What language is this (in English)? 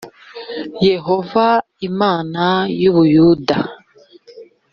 Kinyarwanda